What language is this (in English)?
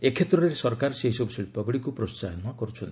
Odia